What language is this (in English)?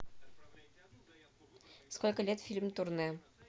Russian